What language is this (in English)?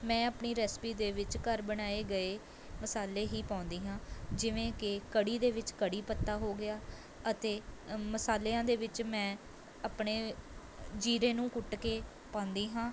Punjabi